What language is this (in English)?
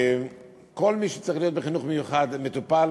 Hebrew